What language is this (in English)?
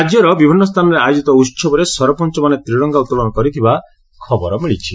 Odia